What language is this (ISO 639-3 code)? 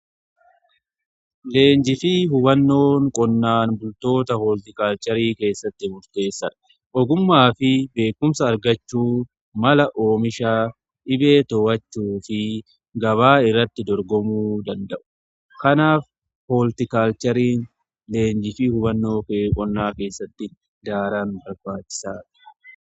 orm